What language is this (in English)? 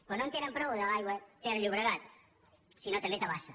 Catalan